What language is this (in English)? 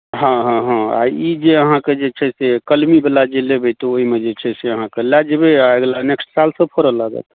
Maithili